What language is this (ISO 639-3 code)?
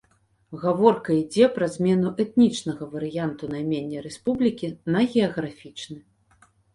bel